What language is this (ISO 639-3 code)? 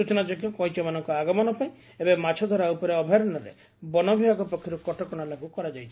ori